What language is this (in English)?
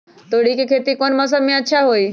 Magahi